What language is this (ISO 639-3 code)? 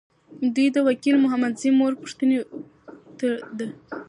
pus